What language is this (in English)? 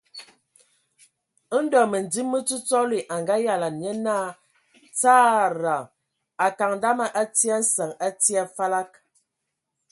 Ewondo